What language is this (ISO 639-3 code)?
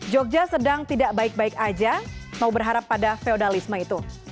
ind